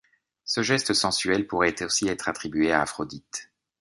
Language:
French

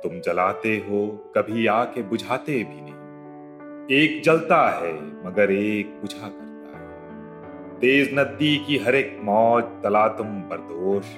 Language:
Hindi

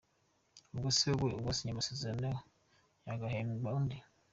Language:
Kinyarwanda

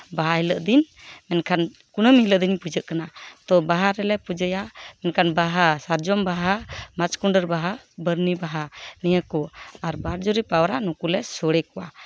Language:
Santali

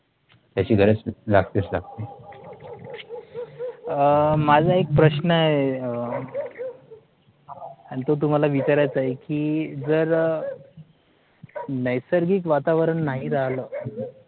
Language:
Marathi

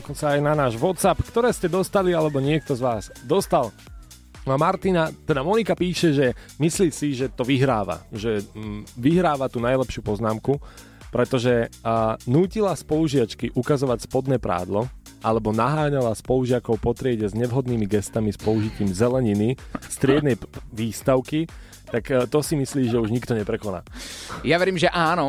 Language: Slovak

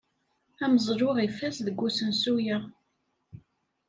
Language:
Kabyle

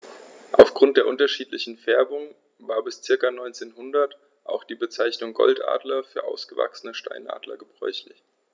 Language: German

